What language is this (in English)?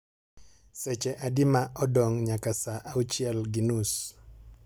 Luo (Kenya and Tanzania)